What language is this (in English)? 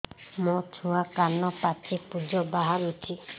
Odia